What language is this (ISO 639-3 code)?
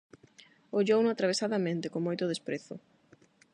glg